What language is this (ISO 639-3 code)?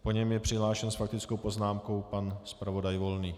ces